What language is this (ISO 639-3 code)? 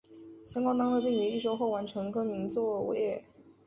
zho